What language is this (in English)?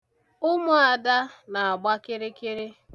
Igbo